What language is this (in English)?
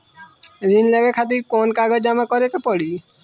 Bhojpuri